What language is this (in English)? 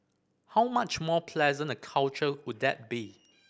English